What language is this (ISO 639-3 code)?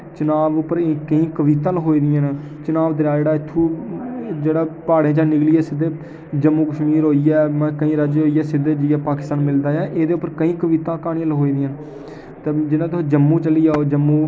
doi